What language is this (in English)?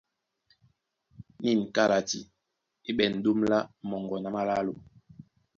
Duala